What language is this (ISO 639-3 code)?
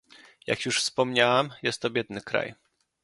pol